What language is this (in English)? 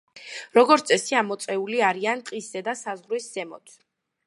Georgian